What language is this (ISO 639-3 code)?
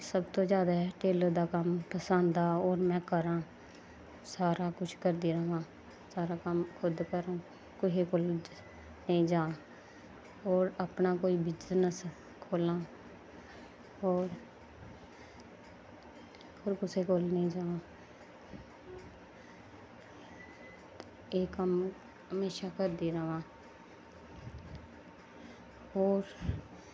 doi